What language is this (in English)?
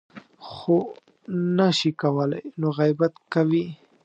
Pashto